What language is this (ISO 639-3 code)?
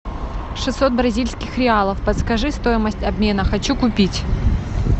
rus